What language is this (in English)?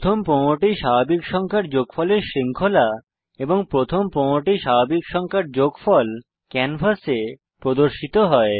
Bangla